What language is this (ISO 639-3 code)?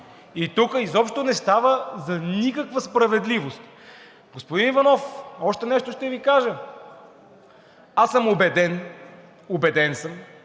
bul